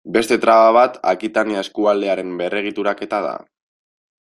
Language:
Basque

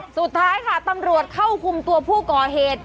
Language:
Thai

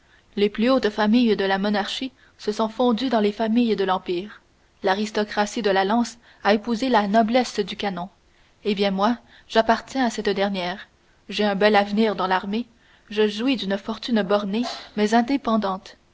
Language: French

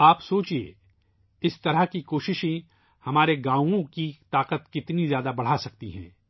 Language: Urdu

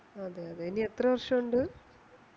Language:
Malayalam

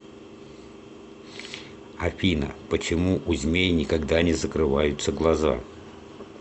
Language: Russian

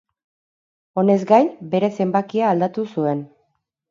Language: Basque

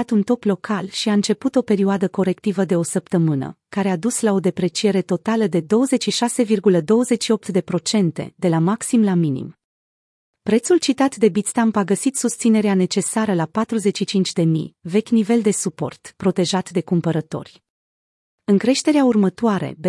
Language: Romanian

